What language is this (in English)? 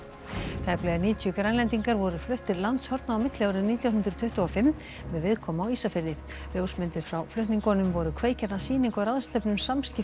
Icelandic